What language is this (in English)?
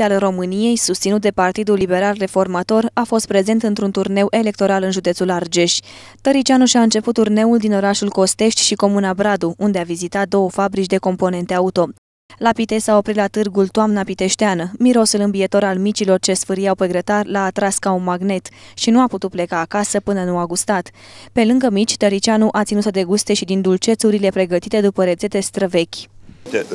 Romanian